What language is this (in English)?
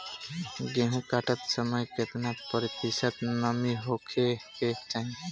Bhojpuri